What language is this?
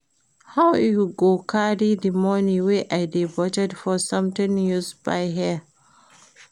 Nigerian Pidgin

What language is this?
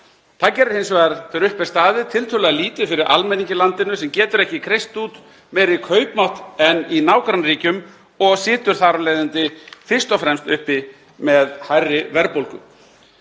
Icelandic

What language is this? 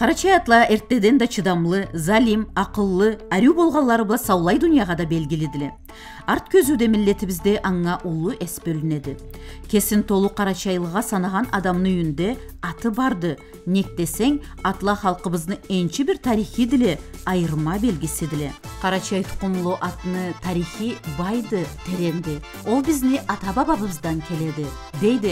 Turkish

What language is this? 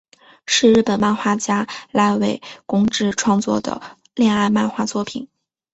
Chinese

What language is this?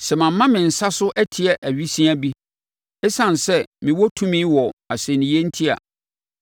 Akan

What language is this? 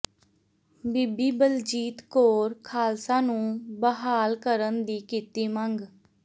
Punjabi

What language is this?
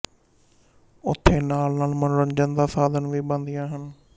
Punjabi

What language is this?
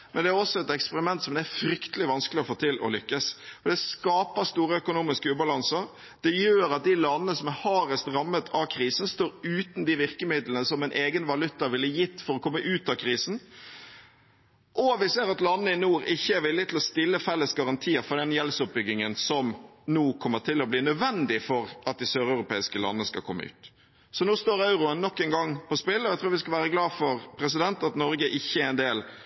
Norwegian Bokmål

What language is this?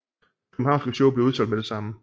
Danish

